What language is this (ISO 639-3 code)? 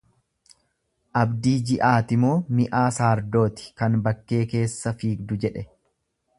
orm